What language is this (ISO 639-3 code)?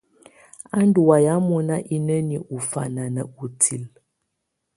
tvu